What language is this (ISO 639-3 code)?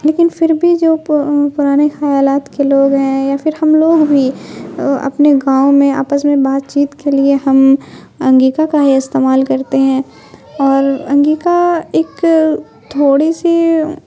urd